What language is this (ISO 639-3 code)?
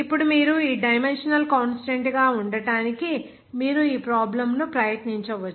tel